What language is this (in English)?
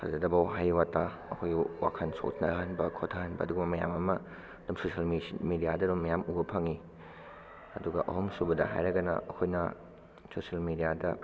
Manipuri